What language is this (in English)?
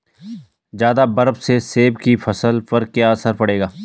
Hindi